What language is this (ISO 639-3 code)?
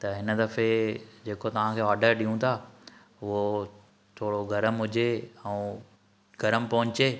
snd